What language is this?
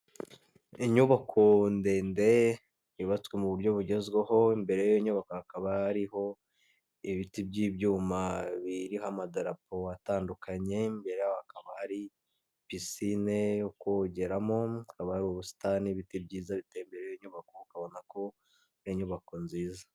Kinyarwanda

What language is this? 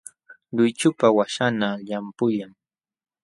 Jauja Wanca Quechua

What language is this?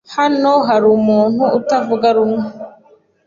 Kinyarwanda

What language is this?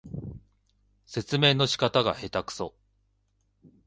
Japanese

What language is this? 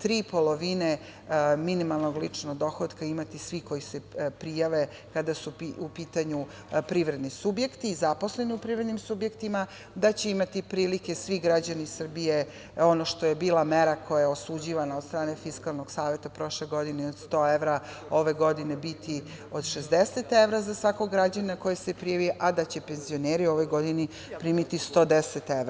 Serbian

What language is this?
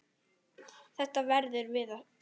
Icelandic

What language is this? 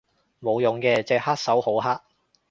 Cantonese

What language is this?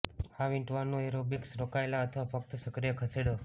Gujarati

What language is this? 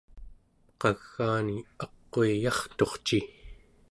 Central Yupik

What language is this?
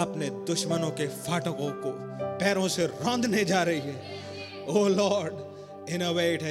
Hindi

